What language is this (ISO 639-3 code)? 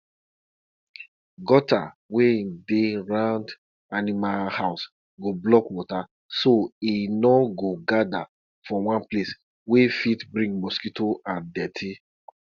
pcm